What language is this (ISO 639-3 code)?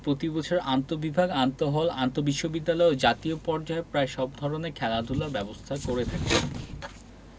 ben